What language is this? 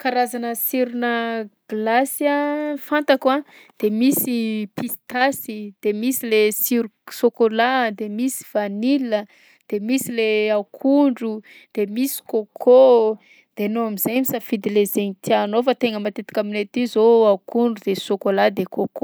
Southern Betsimisaraka Malagasy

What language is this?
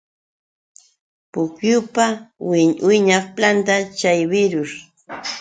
Yauyos Quechua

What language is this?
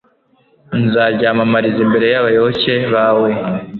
Kinyarwanda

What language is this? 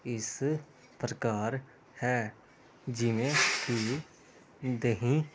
Punjabi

